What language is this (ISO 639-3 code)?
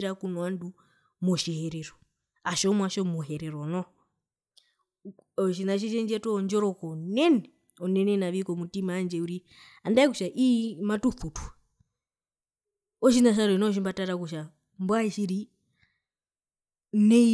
her